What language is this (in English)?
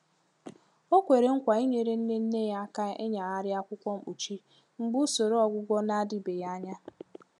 Igbo